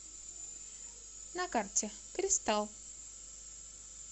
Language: Russian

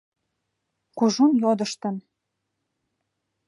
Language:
Mari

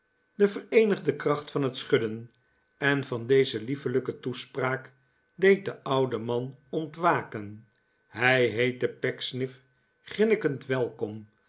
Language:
Dutch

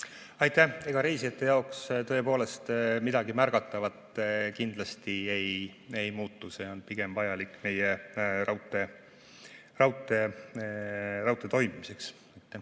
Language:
Estonian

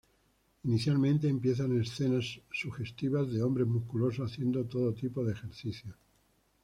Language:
Spanish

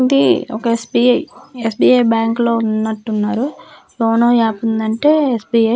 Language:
Telugu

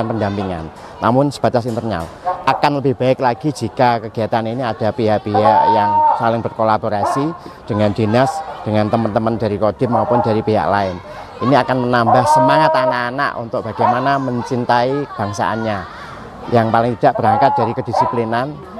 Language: Indonesian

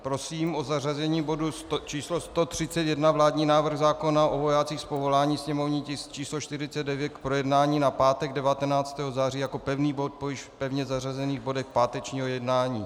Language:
Czech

